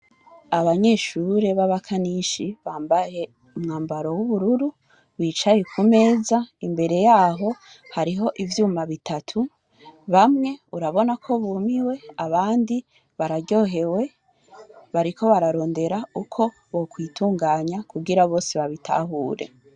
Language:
Rundi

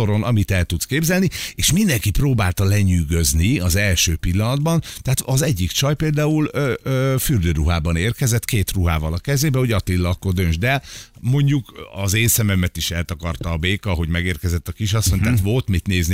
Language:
Hungarian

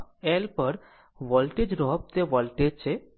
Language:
Gujarati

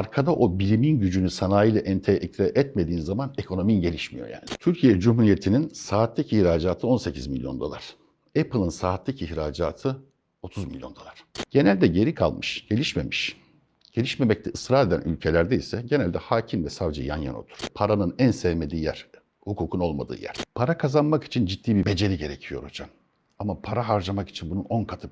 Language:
Turkish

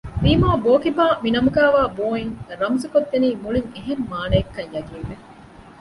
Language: Divehi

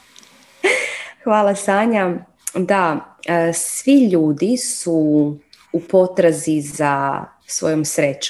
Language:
Croatian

